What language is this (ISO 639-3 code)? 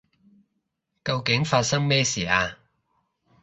yue